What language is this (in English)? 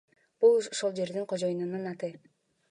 Kyrgyz